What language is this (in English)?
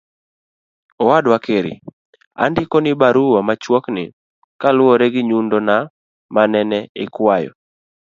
Luo (Kenya and Tanzania)